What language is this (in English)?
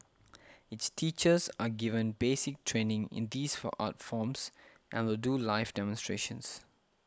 English